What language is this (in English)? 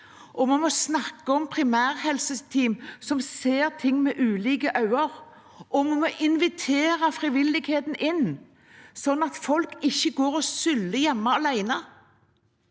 Norwegian